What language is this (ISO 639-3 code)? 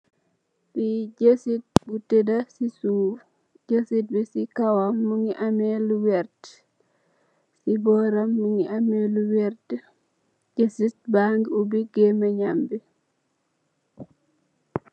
wol